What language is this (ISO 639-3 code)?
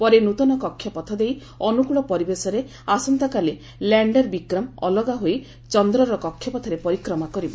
ori